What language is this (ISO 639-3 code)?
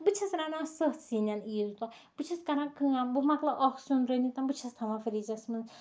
kas